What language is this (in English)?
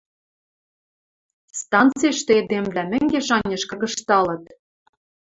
Western Mari